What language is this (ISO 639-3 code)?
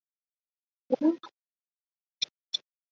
zho